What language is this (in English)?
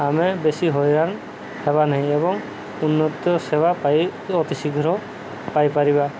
Odia